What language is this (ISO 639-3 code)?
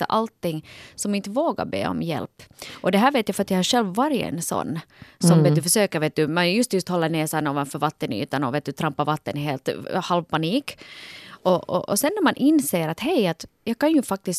swe